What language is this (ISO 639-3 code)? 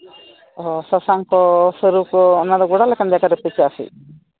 sat